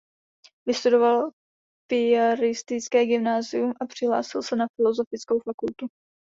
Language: Czech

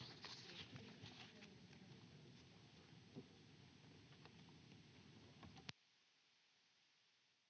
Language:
Finnish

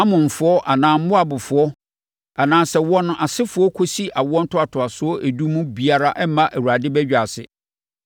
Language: Akan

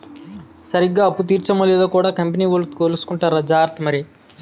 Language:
Telugu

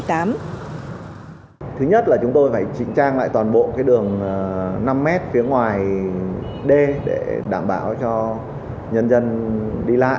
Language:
Vietnamese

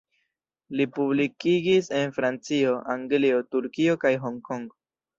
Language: Esperanto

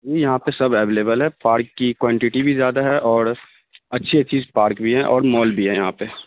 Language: Urdu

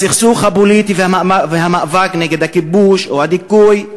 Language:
Hebrew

